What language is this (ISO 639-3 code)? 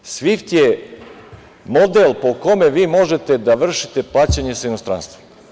srp